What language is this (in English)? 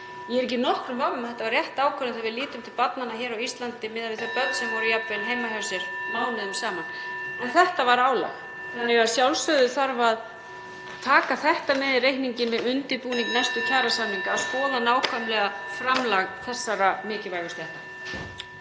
Icelandic